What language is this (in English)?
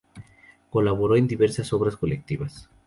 Spanish